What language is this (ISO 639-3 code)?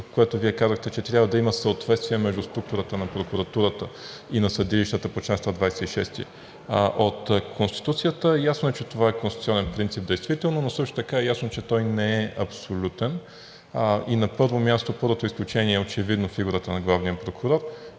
bul